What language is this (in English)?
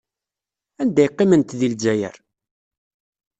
Kabyle